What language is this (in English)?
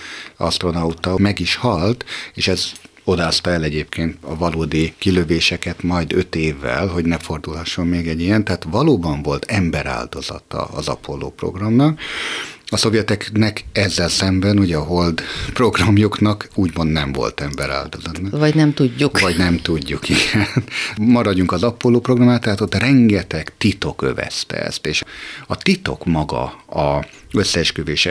Hungarian